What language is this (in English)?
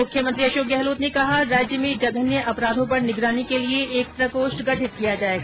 Hindi